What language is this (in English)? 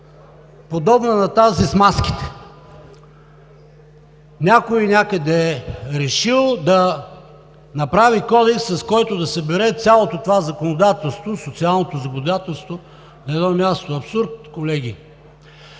Bulgarian